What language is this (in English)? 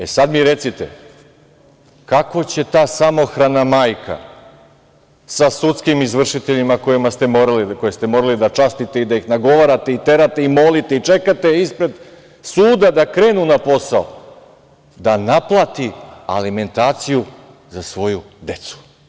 Serbian